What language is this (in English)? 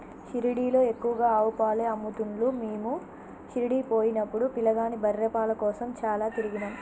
Telugu